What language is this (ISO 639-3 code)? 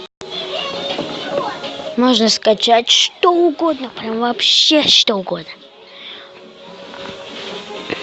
rus